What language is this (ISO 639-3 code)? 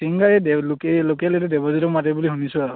asm